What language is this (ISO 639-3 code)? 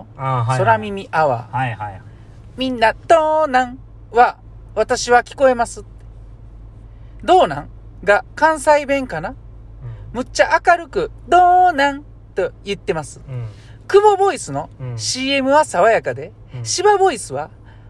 jpn